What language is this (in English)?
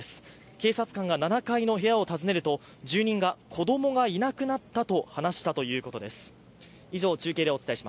Japanese